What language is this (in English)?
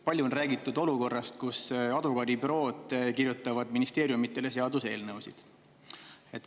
Estonian